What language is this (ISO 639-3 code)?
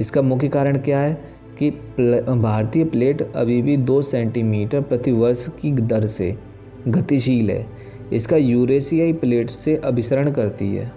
hin